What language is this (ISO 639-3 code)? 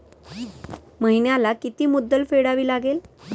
mar